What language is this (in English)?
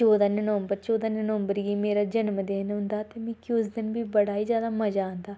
Dogri